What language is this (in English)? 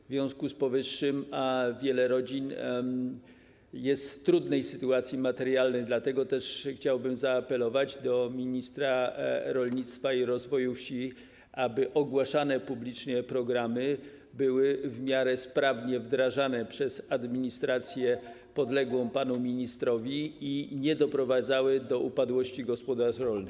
Polish